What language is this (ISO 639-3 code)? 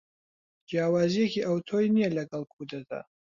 ckb